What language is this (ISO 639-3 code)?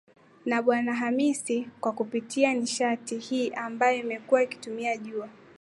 swa